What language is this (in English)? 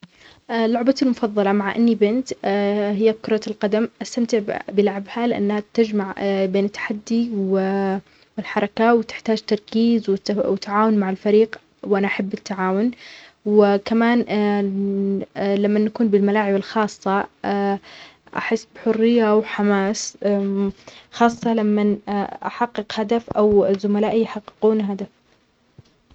Omani Arabic